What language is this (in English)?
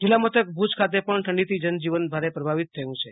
Gujarati